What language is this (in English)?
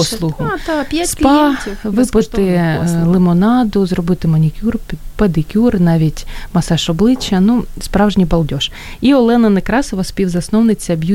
Ukrainian